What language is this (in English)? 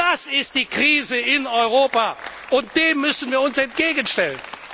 German